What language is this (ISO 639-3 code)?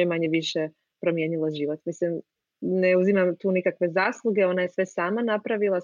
hrv